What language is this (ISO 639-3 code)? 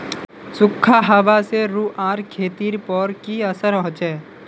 mag